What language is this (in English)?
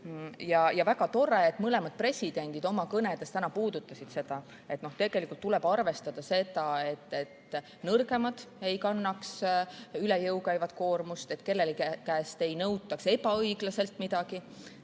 Estonian